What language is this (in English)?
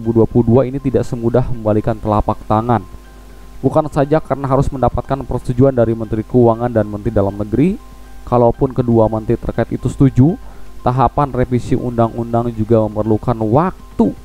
Indonesian